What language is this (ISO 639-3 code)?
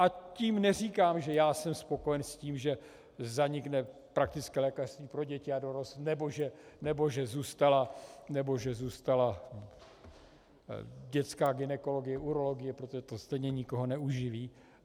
ces